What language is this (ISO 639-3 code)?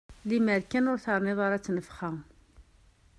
kab